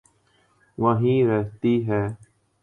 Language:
Urdu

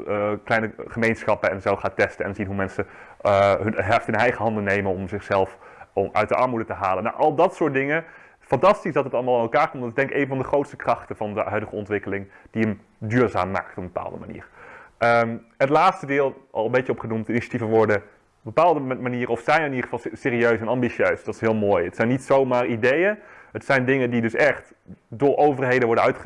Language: Dutch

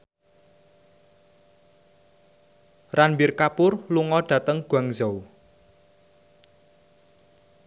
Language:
Javanese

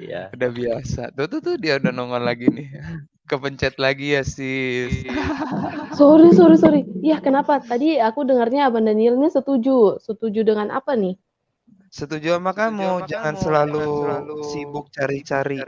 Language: Indonesian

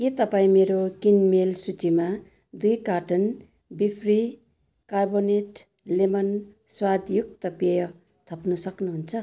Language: Nepali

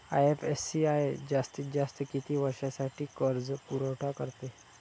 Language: Marathi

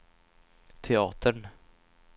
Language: Swedish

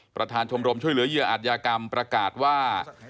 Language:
Thai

